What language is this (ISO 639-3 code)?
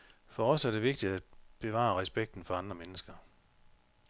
dan